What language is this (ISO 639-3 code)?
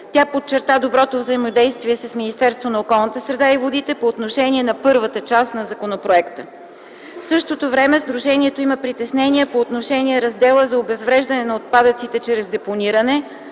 bul